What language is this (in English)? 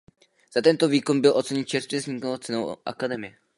Czech